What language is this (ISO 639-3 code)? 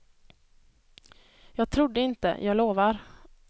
swe